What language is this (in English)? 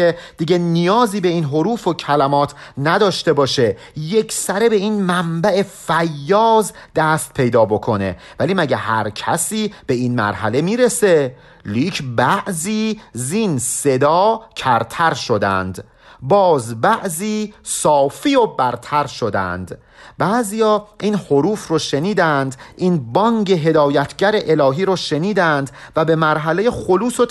Persian